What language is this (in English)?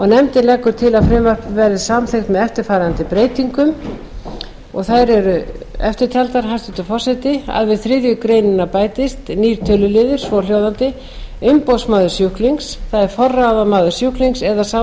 Icelandic